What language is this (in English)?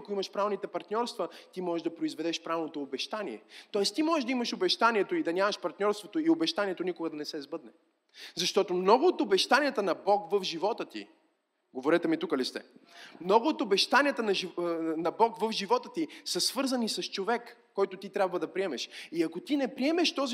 Bulgarian